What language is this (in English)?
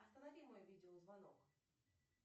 Russian